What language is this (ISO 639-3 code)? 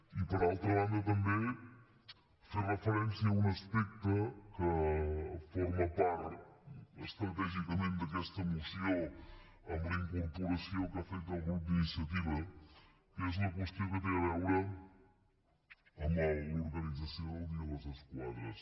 cat